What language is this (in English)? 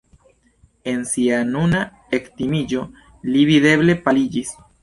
Esperanto